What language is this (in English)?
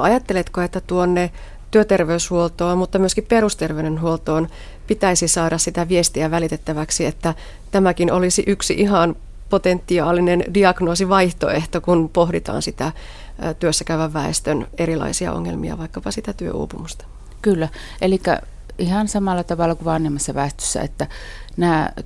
Finnish